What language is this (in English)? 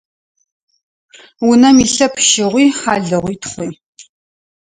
Adyghe